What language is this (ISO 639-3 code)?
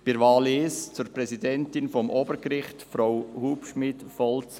gsw